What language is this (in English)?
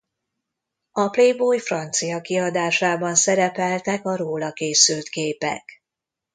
Hungarian